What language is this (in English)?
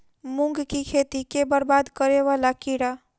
Maithili